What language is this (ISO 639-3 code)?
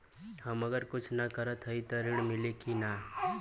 bho